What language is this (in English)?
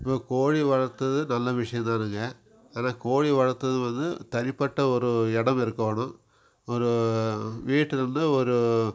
Tamil